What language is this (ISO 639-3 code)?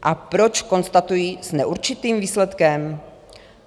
ces